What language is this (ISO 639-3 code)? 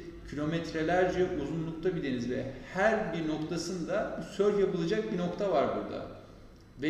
tur